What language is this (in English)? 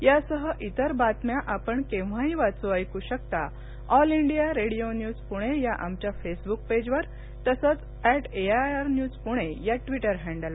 Marathi